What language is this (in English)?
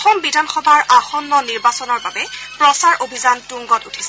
Assamese